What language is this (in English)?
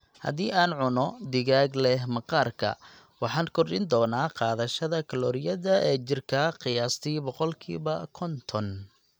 Somali